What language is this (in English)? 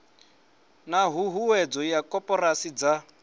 Venda